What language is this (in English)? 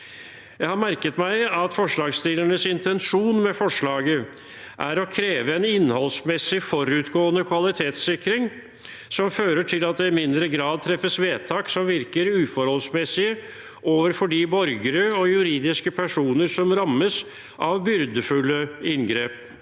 Norwegian